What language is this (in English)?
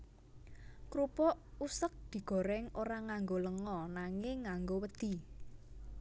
Javanese